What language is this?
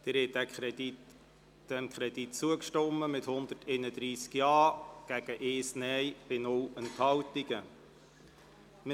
Swiss German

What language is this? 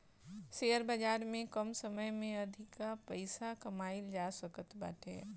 Bhojpuri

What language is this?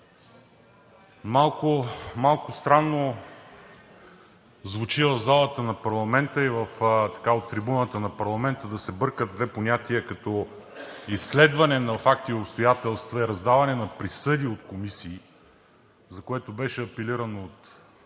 Bulgarian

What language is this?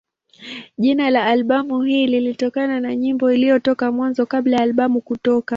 Swahili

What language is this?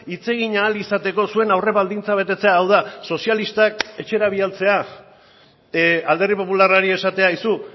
Basque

